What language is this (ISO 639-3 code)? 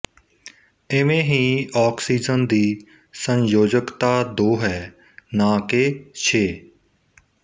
pan